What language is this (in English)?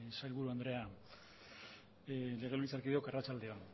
Basque